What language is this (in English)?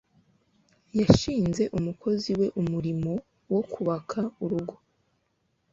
Kinyarwanda